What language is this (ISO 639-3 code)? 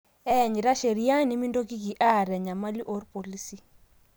mas